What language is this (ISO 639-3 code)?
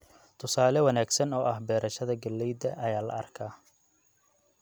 som